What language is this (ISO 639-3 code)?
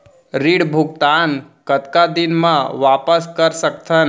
hne